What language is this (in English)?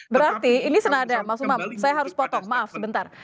Indonesian